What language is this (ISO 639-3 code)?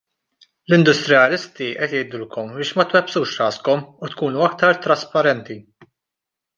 mlt